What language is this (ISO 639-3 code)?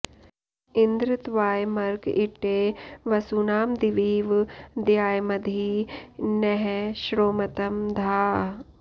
san